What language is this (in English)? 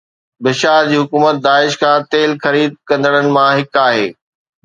Sindhi